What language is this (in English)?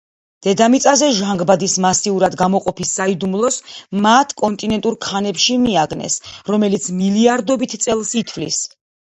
Georgian